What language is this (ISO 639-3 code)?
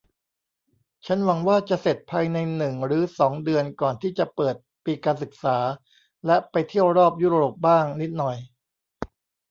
tha